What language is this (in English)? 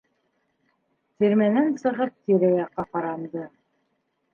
Bashkir